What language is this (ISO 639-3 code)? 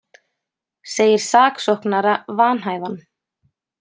isl